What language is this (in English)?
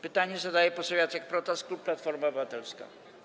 Polish